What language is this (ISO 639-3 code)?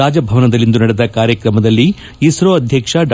kan